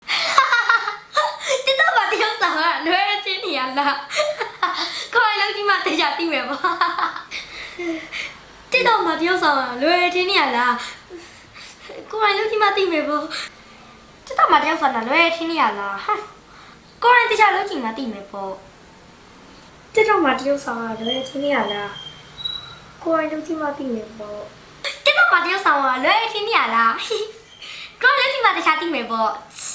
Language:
Burmese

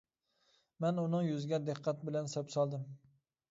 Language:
Uyghur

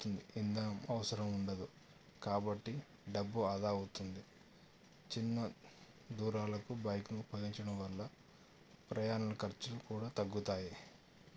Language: Telugu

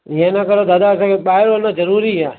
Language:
Sindhi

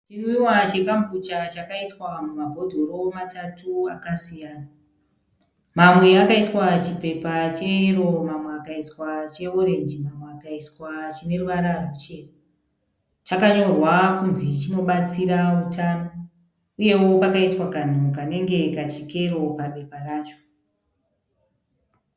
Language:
Shona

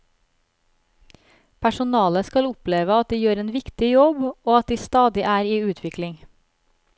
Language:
Norwegian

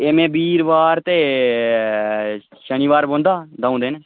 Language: Dogri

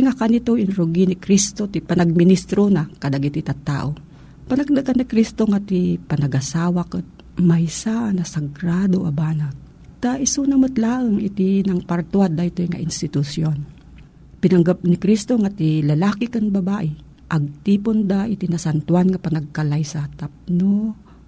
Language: Filipino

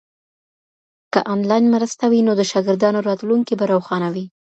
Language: Pashto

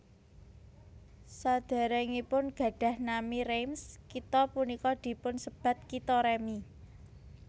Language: Javanese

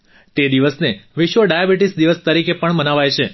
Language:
Gujarati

